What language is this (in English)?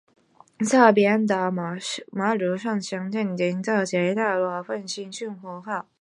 Chinese